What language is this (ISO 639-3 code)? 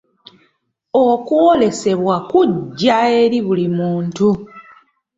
lug